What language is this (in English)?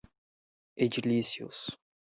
Portuguese